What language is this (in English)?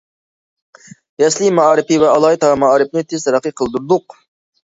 Uyghur